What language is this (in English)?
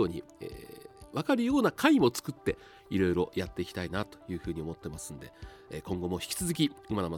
Japanese